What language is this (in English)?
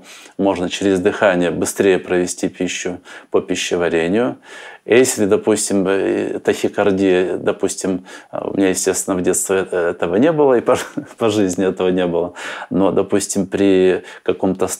Russian